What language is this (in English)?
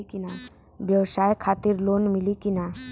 Bhojpuri